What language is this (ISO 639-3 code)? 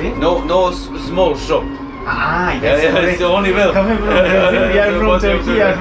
tur